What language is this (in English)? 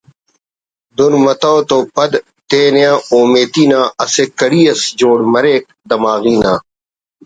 Brahui